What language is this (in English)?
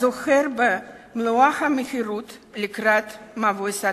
Hebrew